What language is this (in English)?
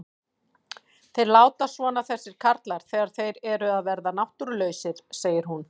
Icelandic